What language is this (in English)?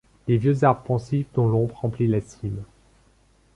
French